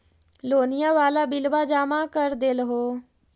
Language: Magahi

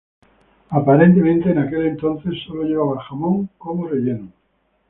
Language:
Spanish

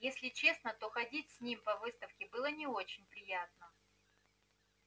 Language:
Russian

